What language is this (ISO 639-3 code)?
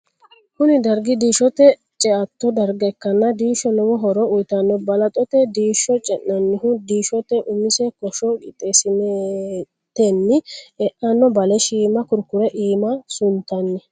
sid